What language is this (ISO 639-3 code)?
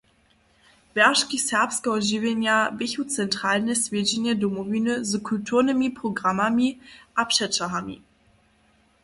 hsb